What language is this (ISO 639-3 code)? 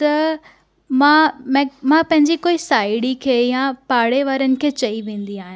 snd